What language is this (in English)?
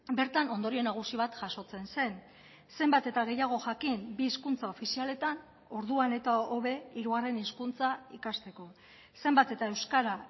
Basque